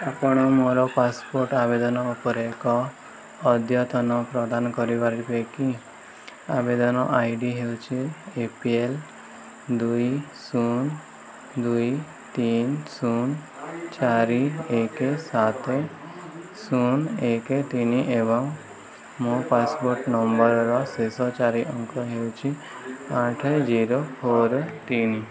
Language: Odia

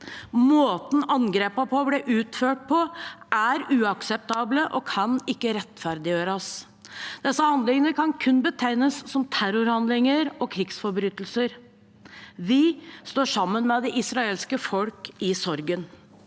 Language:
Norwegian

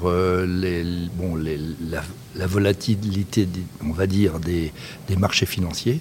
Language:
French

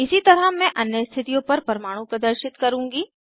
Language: Hindi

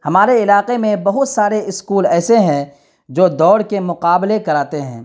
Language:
Urdu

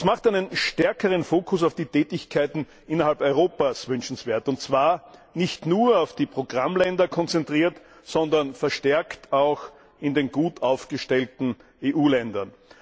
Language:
German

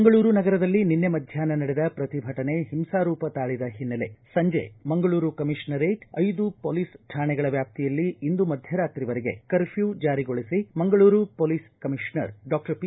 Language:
Kannada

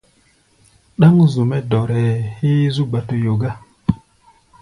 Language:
Gbaya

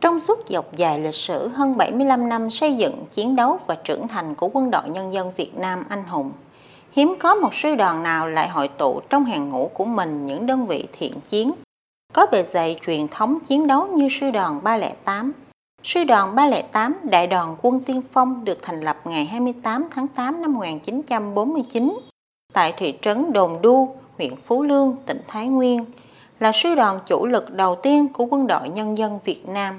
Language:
Vietnamese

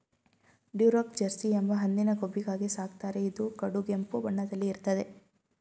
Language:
Kannada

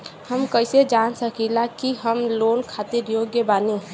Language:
Bhojpuri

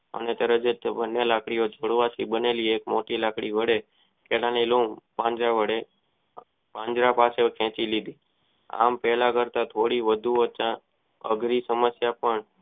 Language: Gujarati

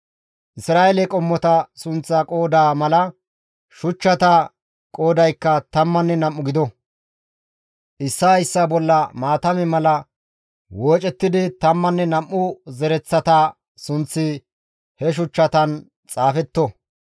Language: Gamo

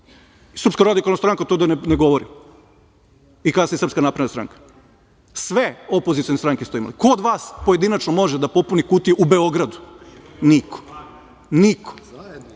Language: Serbian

